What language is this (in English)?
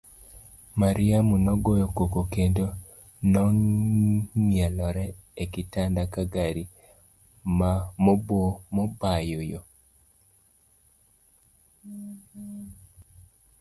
Luo (Kenya and Tanzania)